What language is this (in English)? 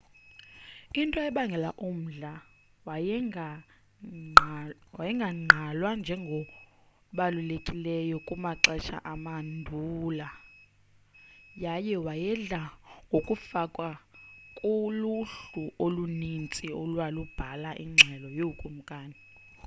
Xhosa